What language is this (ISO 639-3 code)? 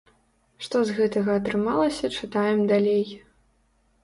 bel